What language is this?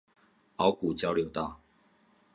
Chinese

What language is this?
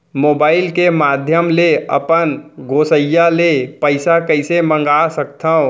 Chhattisgarhi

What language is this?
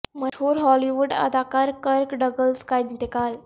Urdu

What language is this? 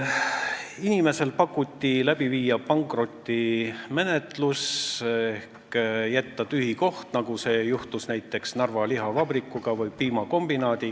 Estonian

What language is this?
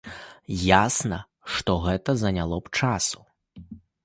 Belarusian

